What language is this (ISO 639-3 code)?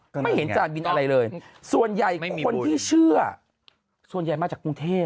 tha